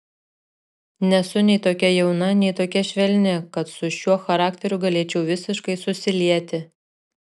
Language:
Lithuanian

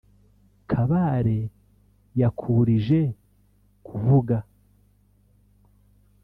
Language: Kinyarwanda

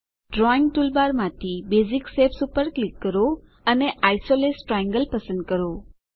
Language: Gujarati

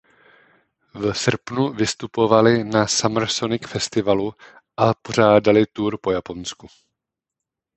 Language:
Czech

